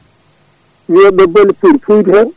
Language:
Fula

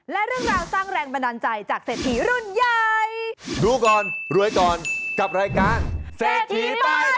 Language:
Thai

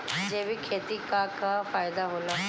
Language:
Bhojpuri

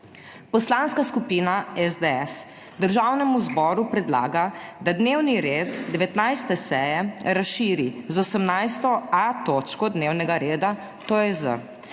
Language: Slovenian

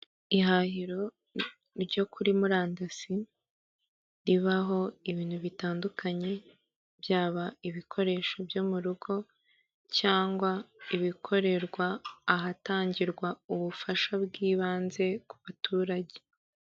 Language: Kinyarwanda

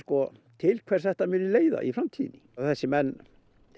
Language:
Icelandic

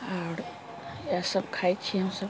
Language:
Maithili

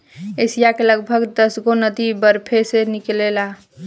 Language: Bhojpuri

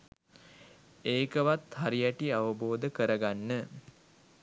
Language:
Sinhala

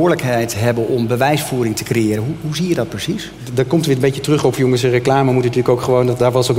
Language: Dutch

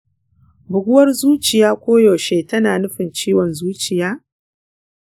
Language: Hausa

